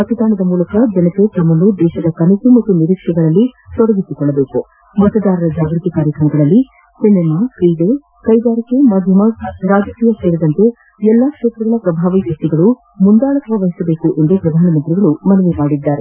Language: Kannada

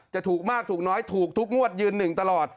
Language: Thai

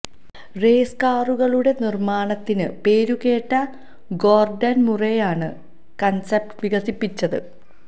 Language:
Malayalam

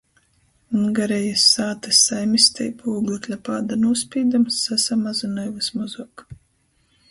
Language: Latgalian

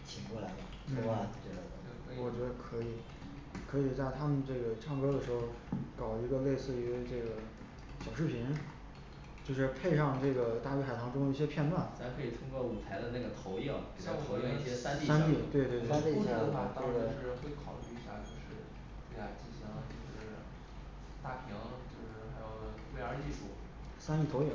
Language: Chinese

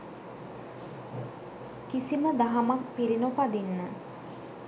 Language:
Sinhala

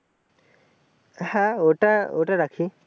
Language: Bangla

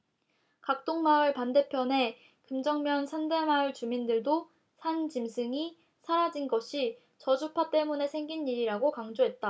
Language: Korean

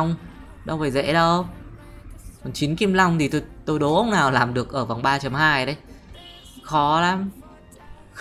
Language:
Vietnamese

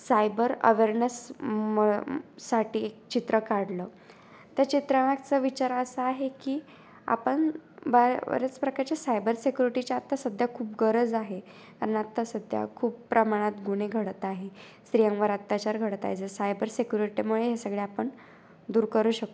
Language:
Marathi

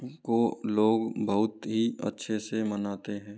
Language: Hindi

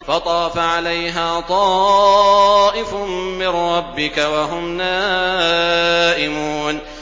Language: Arabic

